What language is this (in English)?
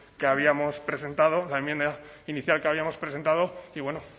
Spanish